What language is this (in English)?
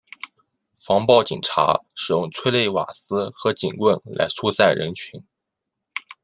Chinese